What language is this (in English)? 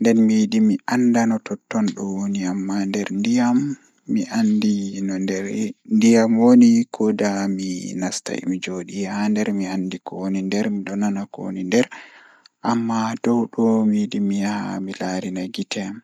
Fula